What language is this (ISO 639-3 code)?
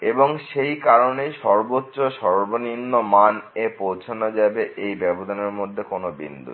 ben